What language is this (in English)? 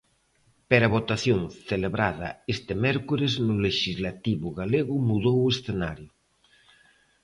Galician